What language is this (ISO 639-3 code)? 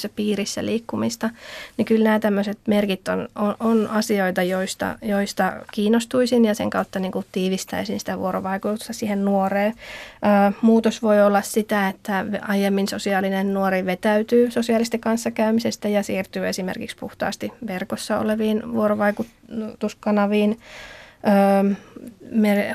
fin